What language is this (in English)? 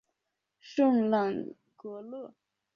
Chinese